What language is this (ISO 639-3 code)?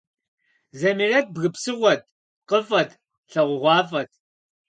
kbd